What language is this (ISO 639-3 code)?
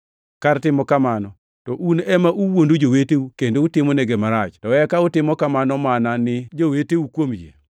luo